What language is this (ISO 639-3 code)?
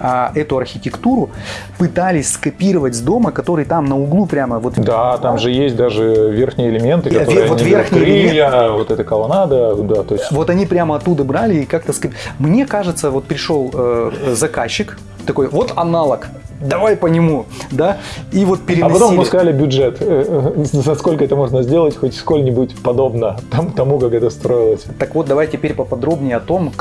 rus